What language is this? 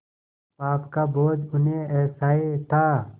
Hindi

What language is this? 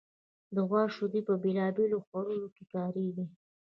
Pashto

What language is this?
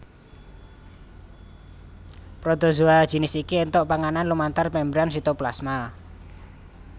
Javanese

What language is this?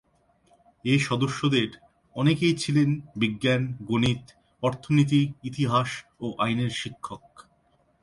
Bangla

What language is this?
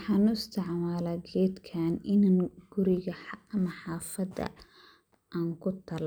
Somali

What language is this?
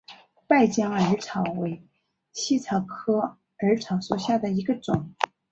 Chinese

